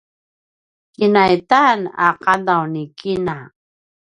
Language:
Paiwan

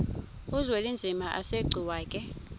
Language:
Xhosa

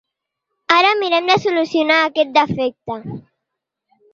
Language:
Catalan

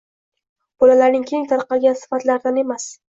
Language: Uzbek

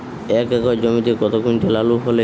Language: Bangla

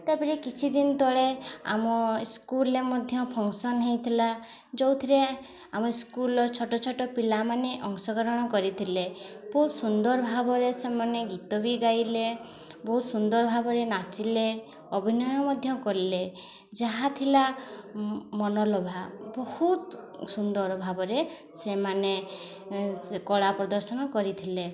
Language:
Odia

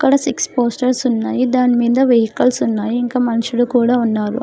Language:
Telugu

